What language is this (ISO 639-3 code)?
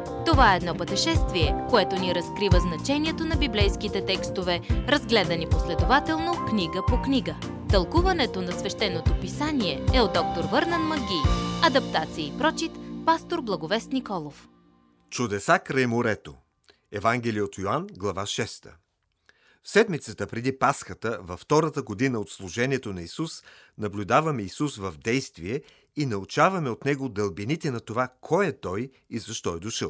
bul